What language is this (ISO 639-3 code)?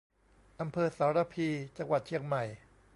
tha